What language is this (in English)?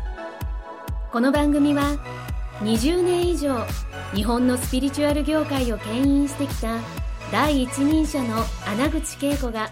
Japanese